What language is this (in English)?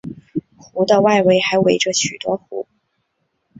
Chinese